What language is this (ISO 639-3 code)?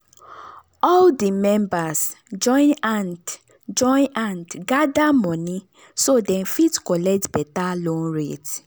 pcm